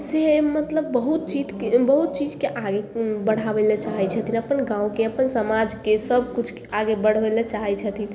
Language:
Maithili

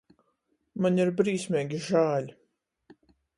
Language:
Latgalian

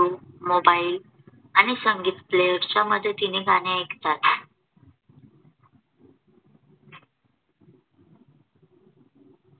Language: Marathi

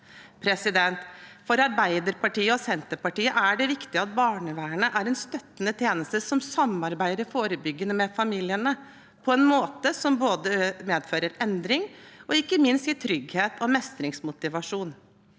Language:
Norwegian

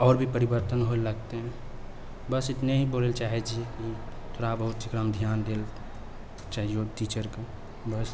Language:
Maithili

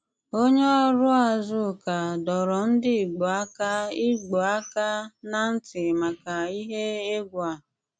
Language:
Igbo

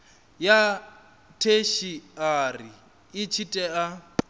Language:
Venda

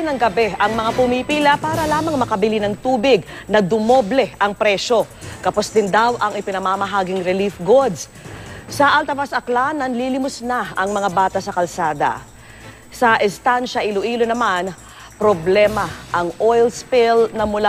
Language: Filipino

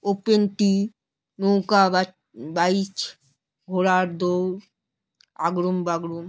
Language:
Bangla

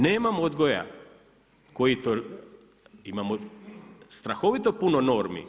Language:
Croatian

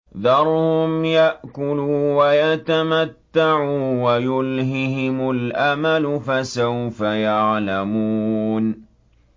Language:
Arabic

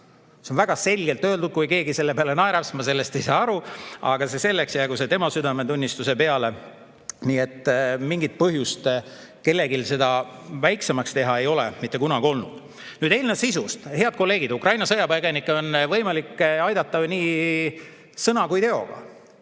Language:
Estonian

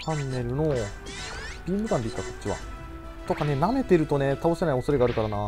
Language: Japanese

